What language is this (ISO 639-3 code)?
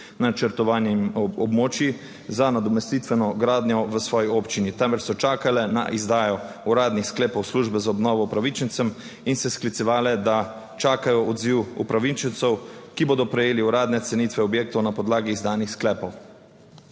slv